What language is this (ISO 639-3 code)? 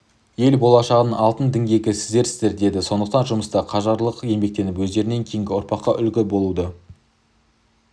kaz